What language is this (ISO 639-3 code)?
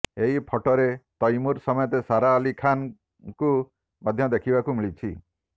ori